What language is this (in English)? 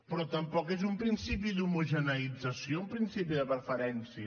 Catalan